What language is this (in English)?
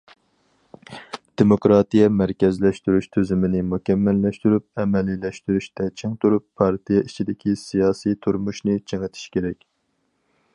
Uyghur